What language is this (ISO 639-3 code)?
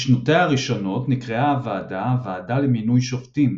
heb